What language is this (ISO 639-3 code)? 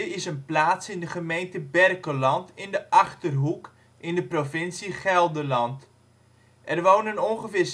nld